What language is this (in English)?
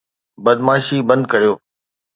Sindhi